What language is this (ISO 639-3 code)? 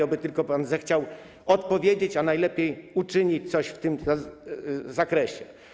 pol